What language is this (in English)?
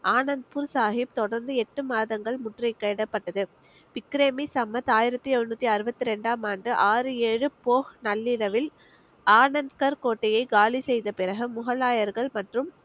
Tamil